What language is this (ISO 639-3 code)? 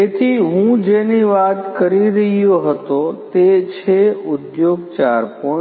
guj